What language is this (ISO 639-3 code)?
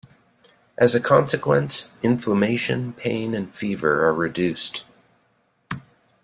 eng